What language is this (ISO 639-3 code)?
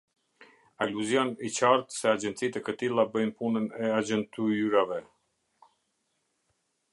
sqi